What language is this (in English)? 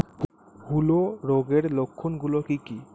Bangla